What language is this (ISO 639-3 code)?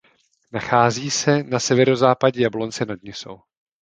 ces